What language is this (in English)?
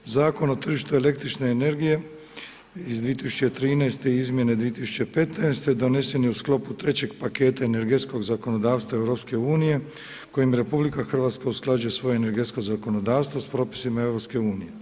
Croatian